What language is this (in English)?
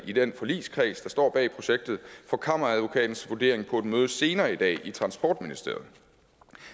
Danish